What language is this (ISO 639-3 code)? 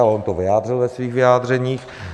ces